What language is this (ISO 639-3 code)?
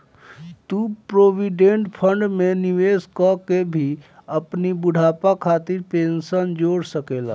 bho